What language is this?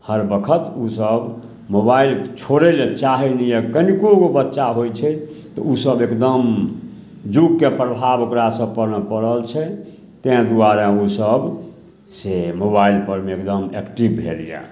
Maithili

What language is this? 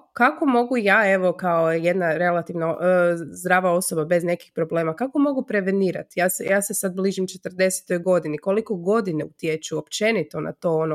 Croatian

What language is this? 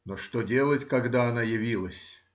Russian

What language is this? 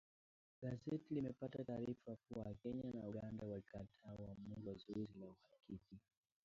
Swahili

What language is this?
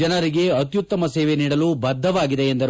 Kannada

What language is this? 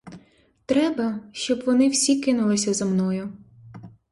Ukrainian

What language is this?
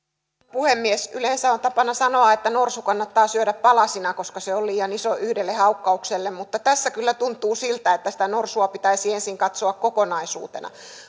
Finnish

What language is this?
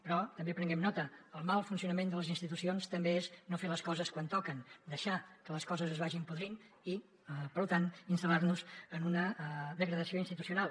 Catalan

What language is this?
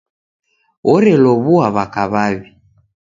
Taita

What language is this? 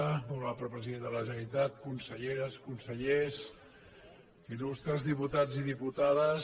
Catalan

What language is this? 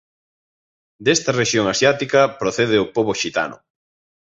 Galician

